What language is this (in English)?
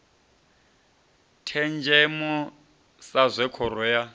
Venda